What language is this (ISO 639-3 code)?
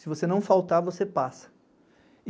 por